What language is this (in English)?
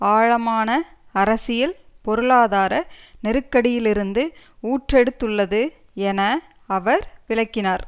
Tamil